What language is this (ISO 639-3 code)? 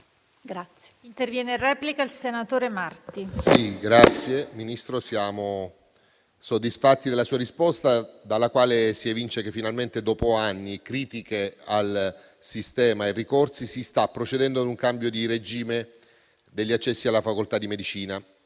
ita